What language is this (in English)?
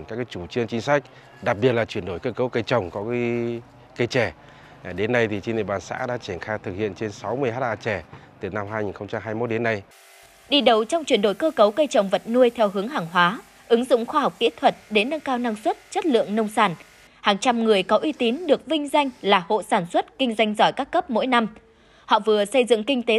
Vietnamese